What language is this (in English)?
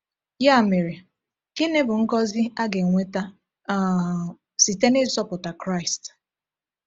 Igbo